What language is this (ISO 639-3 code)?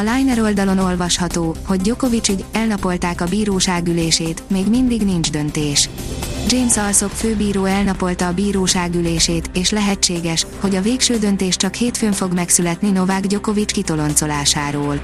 hun